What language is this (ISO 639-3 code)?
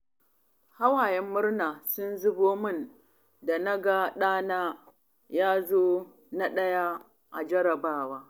hau